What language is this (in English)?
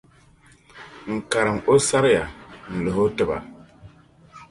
Dagbani